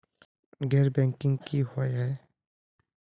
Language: Magahi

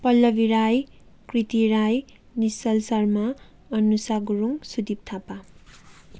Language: Nepali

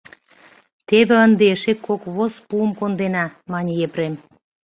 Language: Mari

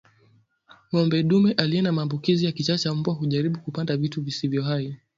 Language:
Swahili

